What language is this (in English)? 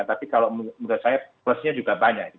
Indonesian